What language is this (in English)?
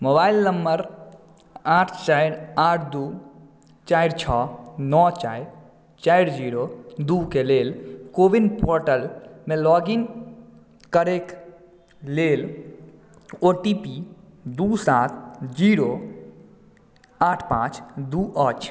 Maithili